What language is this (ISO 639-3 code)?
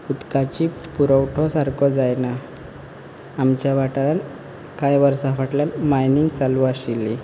kok